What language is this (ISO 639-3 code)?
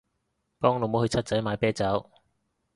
yue